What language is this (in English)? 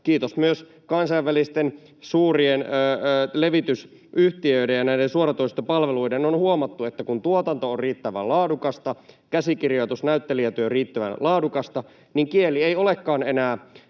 Finnish